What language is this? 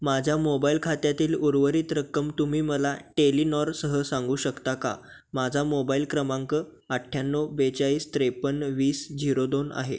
Marathi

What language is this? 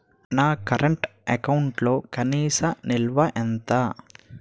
Telugu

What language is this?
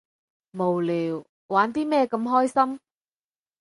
Cantonese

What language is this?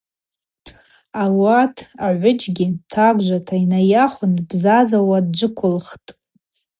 Abaza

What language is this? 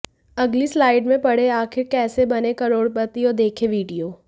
Hindi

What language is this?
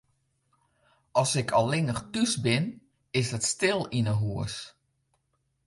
Western Frisian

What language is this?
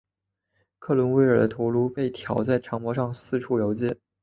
Chinese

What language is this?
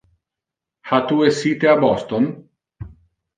Interlingua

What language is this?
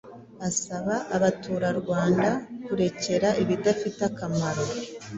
Kinyarwanda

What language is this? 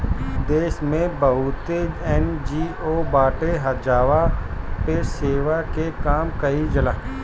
Bhojpuri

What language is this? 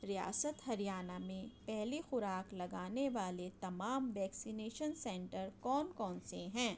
Urdu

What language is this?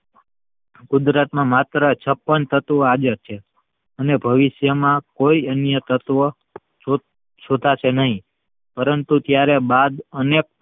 Gujarati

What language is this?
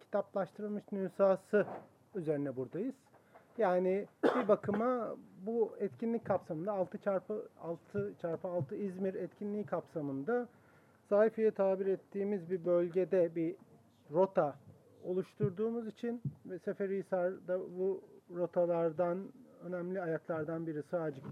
Turkish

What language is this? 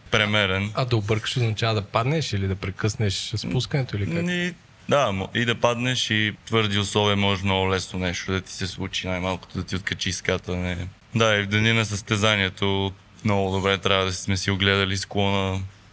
Bulgarian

